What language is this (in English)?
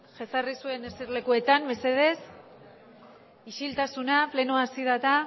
Basque